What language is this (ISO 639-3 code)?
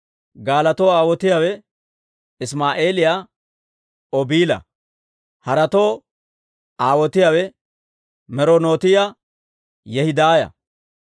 dwr